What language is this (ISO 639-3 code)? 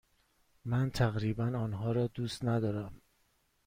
fas